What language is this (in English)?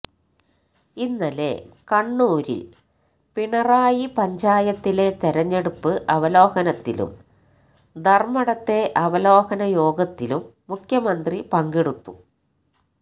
Malayalam